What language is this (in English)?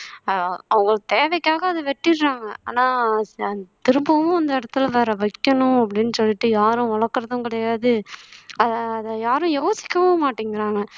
Tamil